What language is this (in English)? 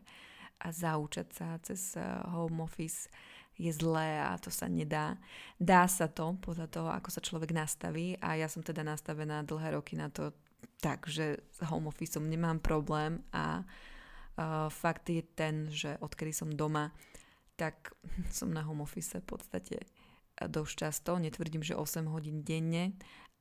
Slovak